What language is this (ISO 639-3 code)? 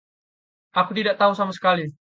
ind